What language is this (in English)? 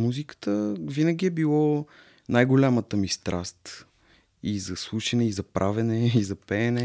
Bulgarian